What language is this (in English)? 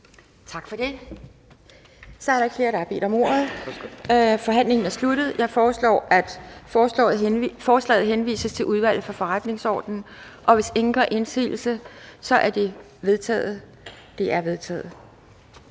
Danish